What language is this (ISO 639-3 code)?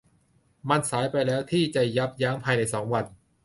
tha